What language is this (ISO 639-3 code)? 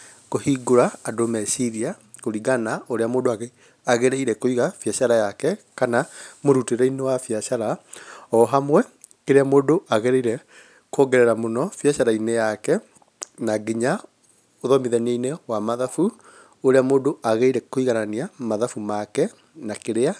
kik